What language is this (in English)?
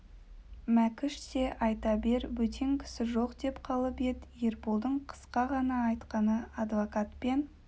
Kazakh